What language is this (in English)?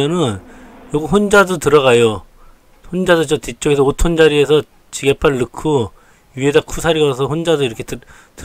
Korean